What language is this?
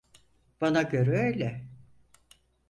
Turkish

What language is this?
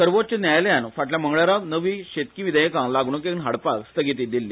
Konkani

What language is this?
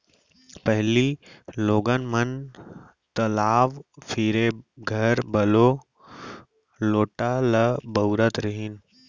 Chhattisgarhi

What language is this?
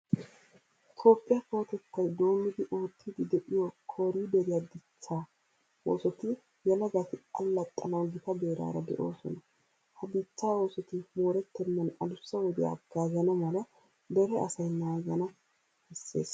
Wolaytta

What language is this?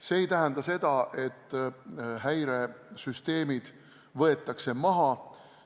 Estonian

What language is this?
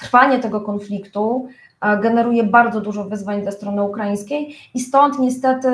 Polish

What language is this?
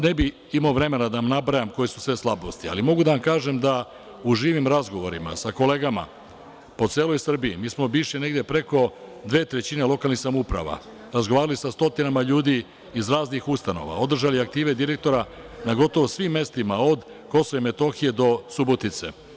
Serbian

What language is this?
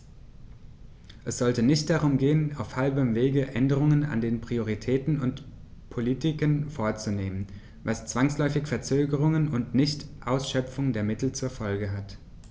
German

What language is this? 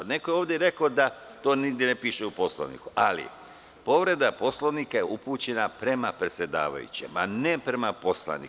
Serbian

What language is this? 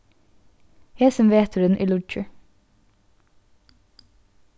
Faroese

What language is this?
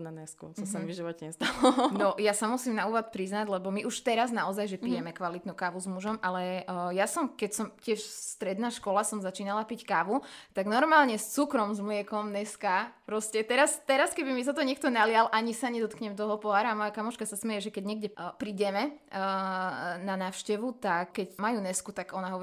Slovak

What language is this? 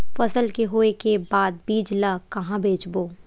Chhattisgarhi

